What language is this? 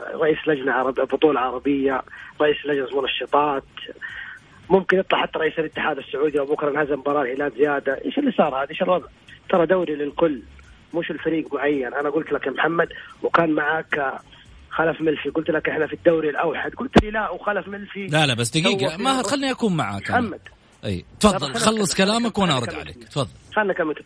Arabic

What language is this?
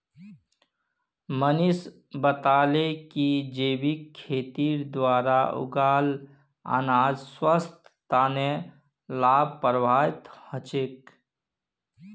Magahi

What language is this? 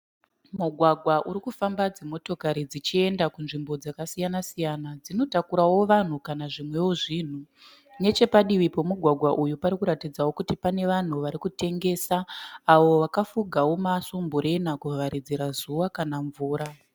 Shona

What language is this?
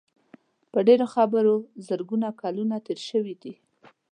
Pashto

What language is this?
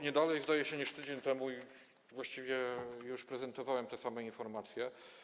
Polish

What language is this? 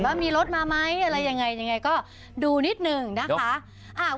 Thai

